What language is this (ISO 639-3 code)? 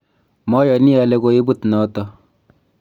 kln